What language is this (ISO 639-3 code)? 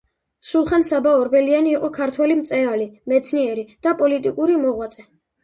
kat